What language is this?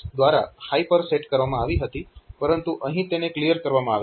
Gujarati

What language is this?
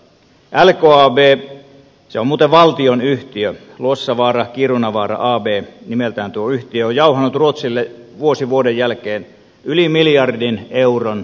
Finnish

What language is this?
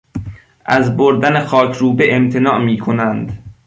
Persian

